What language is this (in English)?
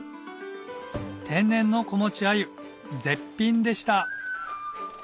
Japanese